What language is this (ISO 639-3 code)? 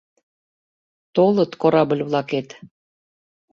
chm